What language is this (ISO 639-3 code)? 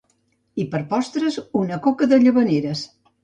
cat